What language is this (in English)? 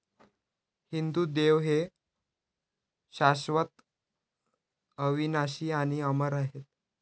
Marathi